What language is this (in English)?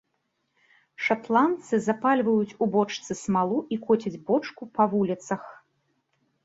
Belarusian